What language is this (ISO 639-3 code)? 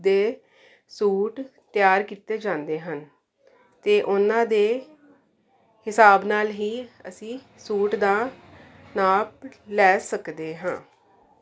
pan